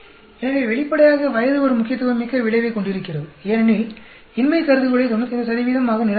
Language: Tamil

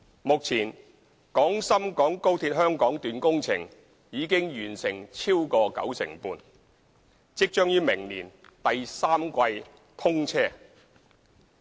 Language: Cantonese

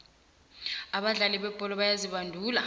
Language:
South Ndebele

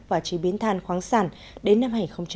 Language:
Vietnamese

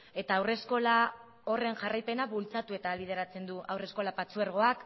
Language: Basque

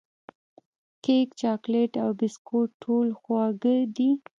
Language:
Pashto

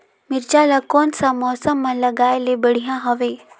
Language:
Chhattisgarhi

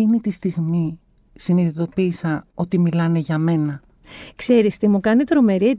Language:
Greek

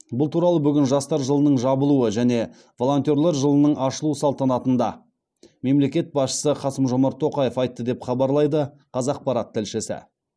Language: Kazakh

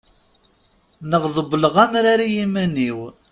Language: Kabyle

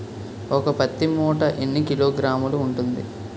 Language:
Telugu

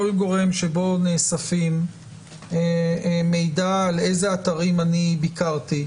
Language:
Hebrew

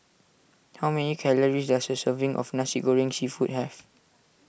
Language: English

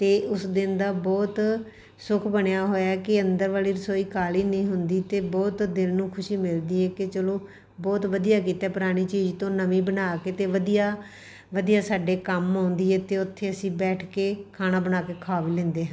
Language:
Punjabi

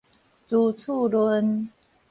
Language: Min Nan Chinese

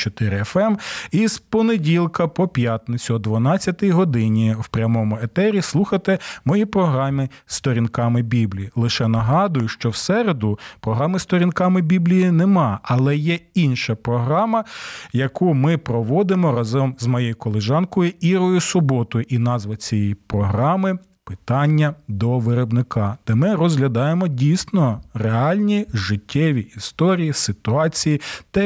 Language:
Ukrainian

